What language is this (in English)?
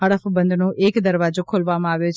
Gujarati